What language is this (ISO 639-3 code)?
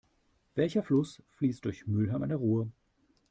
deu